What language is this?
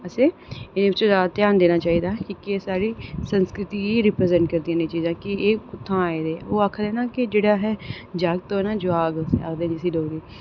Dogri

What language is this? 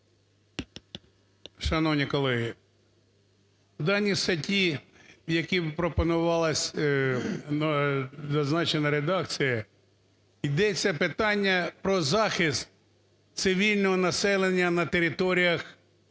Ukrainian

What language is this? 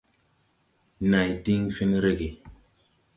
Tupuri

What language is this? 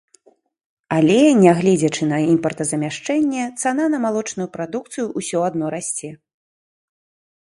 Belarusian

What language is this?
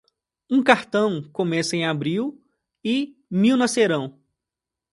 Portuguese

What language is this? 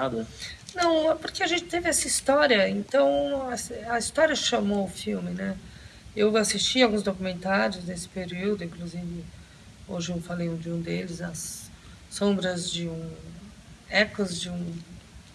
Portuguese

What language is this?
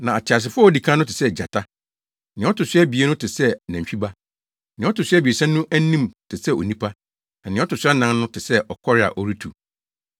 Akan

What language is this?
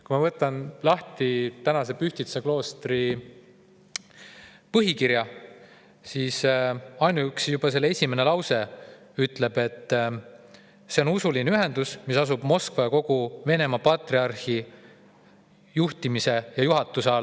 Estonian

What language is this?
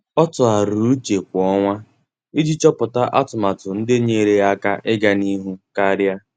Igbo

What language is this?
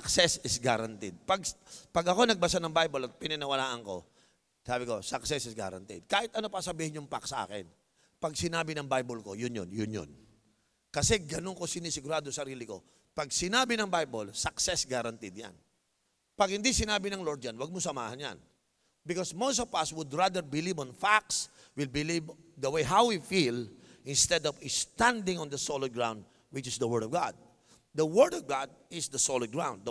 Filipino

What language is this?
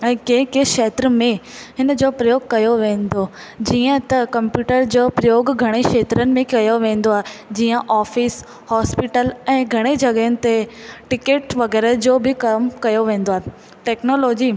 Sindhi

